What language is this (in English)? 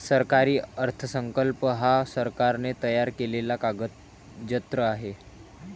Marathi